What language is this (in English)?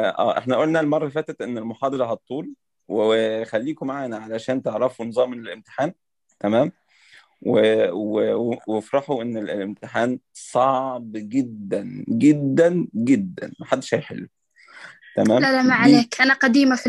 Arabic